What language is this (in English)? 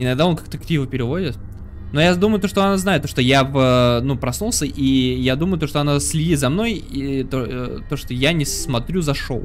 Russian